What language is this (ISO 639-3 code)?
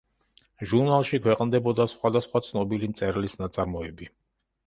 kat